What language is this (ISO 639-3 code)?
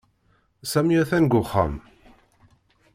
kab